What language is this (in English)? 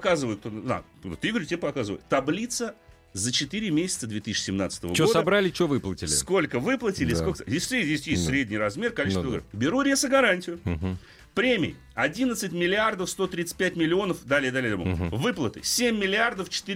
Russian